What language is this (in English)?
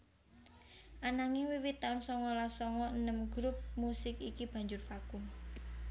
Javanese